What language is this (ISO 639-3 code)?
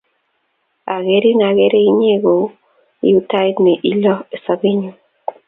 kln